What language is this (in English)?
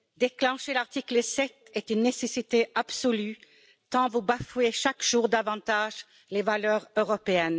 French